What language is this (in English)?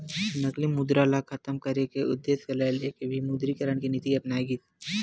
Chhattisgarhi